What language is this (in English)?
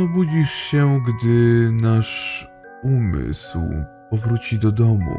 Polish